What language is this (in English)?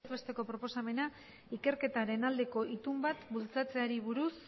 Basque